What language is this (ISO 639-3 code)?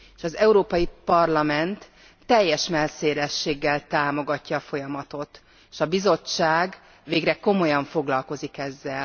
hun